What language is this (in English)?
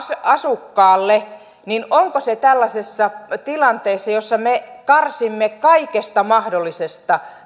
Finnish